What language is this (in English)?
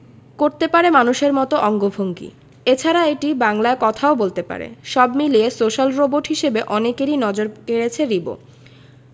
Bangla